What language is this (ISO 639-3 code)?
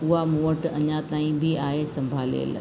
snd